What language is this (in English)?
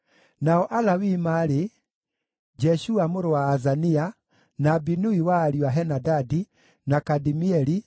Kikuyu